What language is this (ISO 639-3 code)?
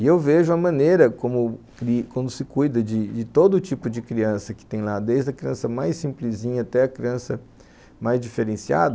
por